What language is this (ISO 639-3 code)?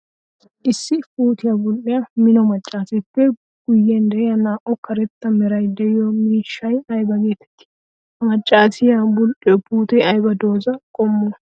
wal